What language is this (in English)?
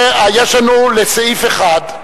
Hebrew